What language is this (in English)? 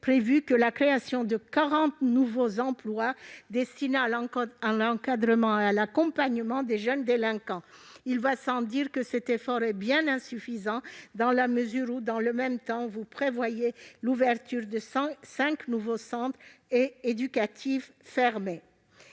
French